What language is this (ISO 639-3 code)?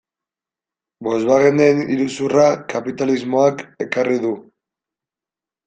eus